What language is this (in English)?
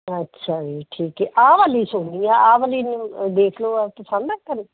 Punjabi